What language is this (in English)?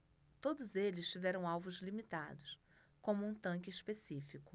Portuguese